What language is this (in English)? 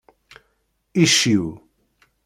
Kabyle